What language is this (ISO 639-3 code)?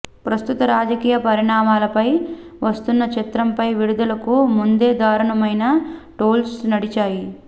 tel